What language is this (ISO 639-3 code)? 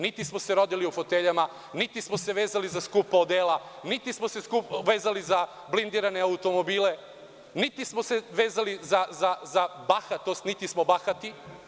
srp